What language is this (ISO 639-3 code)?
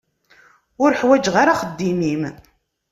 kab